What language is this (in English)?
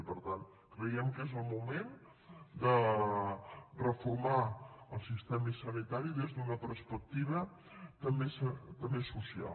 Catalan